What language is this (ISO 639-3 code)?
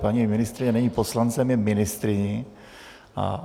ces